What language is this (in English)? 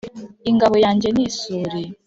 Kinyarwanda